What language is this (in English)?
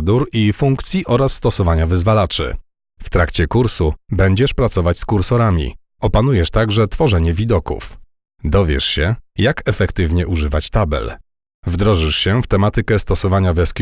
Polish